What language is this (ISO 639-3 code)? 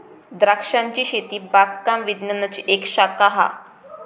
mar